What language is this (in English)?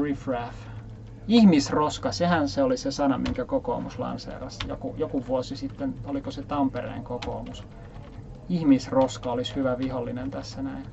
Finnish